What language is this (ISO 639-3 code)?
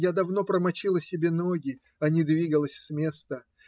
rus